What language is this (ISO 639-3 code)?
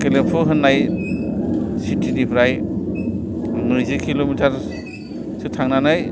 brx